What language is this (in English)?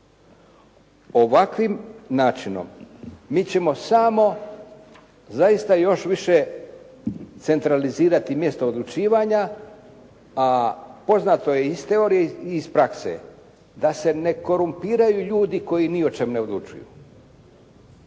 Croatian